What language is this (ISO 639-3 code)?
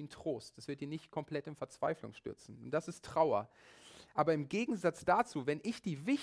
deu